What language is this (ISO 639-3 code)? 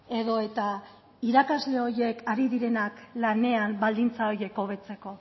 eus